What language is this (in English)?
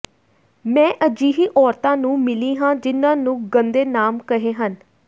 Punjabi